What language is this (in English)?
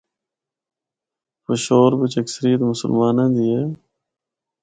Northern Hindko